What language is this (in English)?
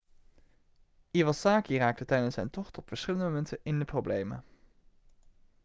Dutch